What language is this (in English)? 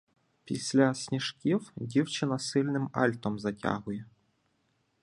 Ukrainian